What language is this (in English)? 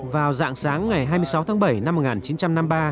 Vietnamese